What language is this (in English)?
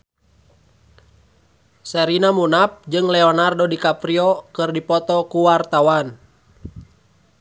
Sundanese